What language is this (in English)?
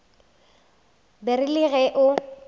Northern Sotho